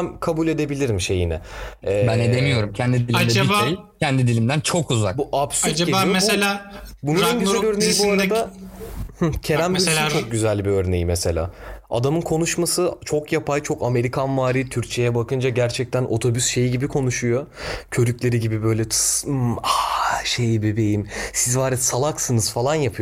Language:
Turkish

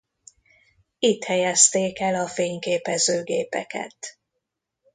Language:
Hungarian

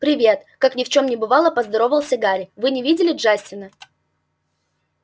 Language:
Russian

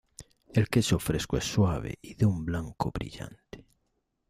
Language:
Spanish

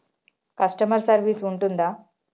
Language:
Telugu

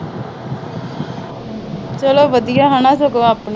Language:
Punjabi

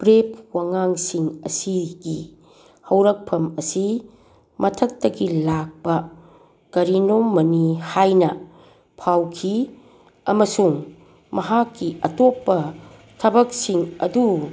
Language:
Manipuri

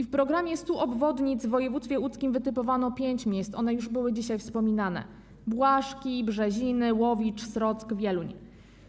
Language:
Polish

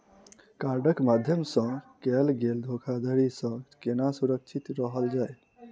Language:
Maithili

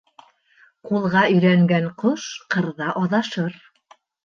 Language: Bashkir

